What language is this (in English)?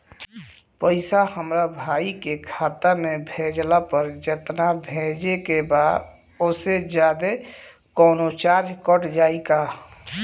Bhojpuri